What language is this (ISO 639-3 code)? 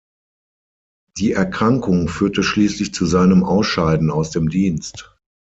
deu